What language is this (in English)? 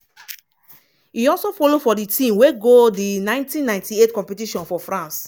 Nigerian Pidgin